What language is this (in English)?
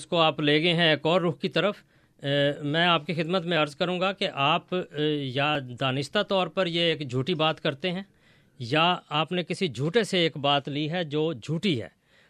Urdu